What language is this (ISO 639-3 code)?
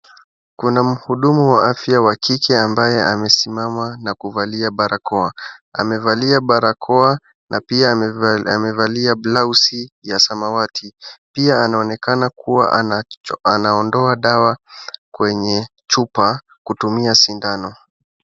swa